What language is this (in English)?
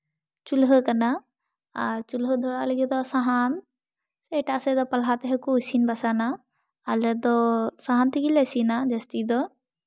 Santali